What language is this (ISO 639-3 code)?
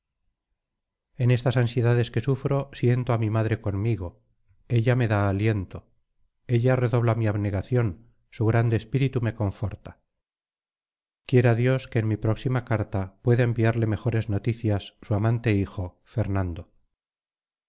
spa